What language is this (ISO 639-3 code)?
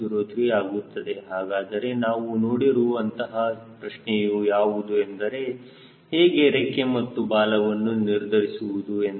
kan